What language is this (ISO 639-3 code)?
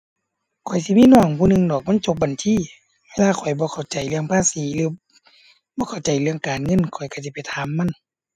tha